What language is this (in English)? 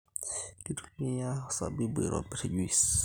Masai